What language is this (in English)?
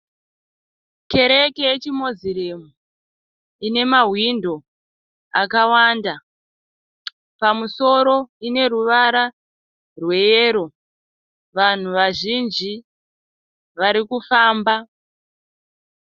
Shona